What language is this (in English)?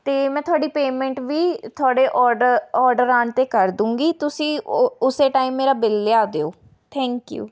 Punjabi